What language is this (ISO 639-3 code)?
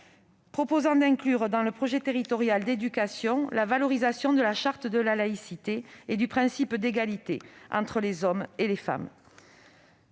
fra